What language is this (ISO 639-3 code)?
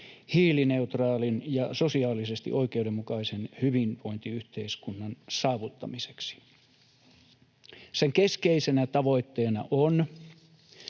fin